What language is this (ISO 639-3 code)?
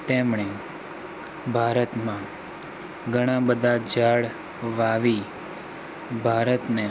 guj